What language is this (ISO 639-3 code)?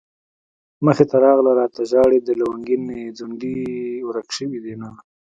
pus